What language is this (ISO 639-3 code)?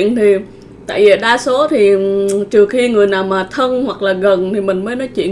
vie